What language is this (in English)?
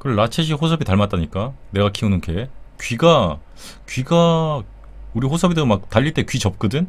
Korean